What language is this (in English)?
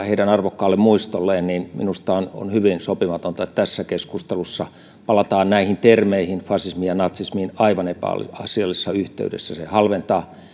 Finnish